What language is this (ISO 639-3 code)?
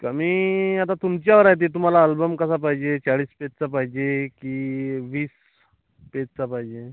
mar